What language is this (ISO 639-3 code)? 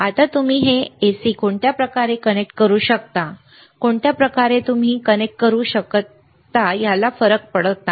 mar